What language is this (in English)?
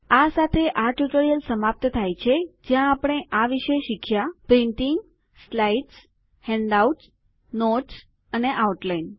Gujarati